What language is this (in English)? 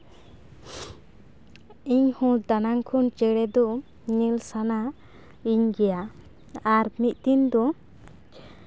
Santali